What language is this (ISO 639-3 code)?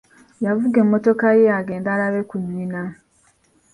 lug